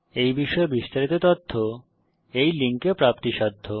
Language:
Bangla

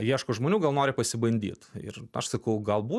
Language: Lithuanian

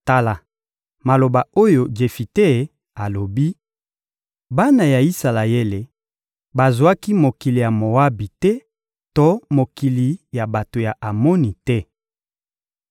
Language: Lingala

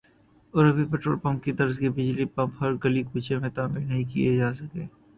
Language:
Urdu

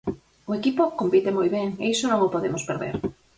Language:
Galician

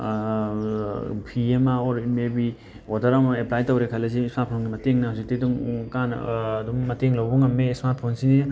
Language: Manipuri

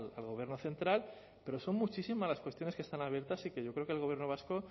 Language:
Spanish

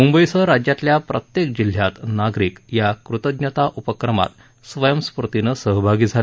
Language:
Marathi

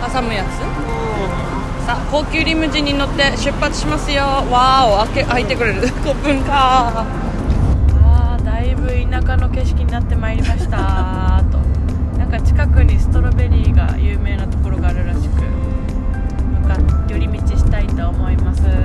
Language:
Japanese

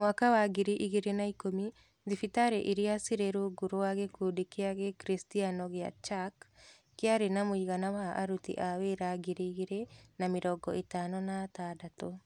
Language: Kikuyu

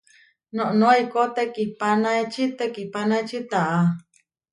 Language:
Huarijio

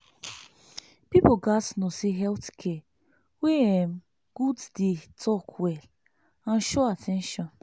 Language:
Nigerian Pidgin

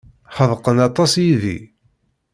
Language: Kabyle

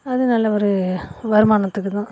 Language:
Tamil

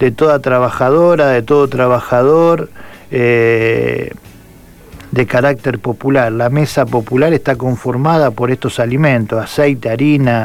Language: Spanish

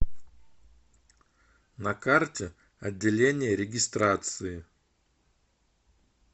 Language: Russian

